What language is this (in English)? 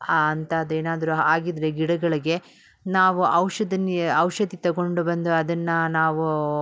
Kannada